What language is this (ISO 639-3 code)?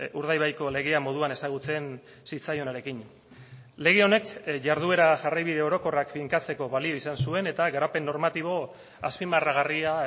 eus